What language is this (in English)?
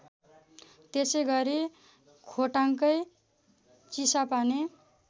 Nepali